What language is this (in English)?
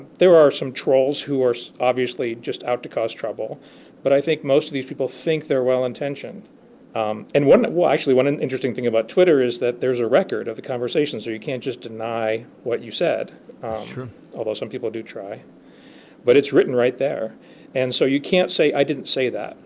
English